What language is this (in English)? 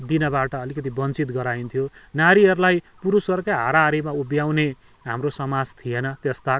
Nepali